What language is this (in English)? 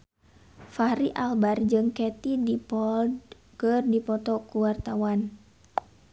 Sundanese